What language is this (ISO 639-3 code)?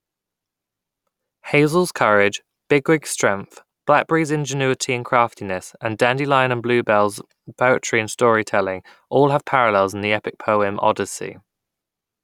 eng